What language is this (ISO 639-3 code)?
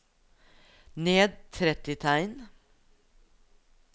nor